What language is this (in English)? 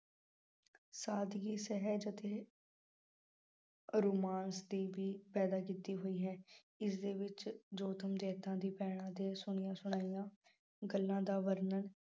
Punjabi